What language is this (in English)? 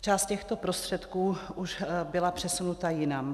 Czech